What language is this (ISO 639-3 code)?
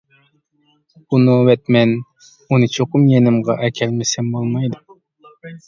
uig